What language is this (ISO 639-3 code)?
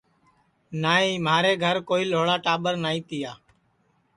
ssi